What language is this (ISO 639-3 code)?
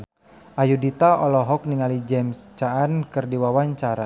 sun